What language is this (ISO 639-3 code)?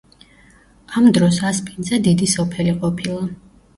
kat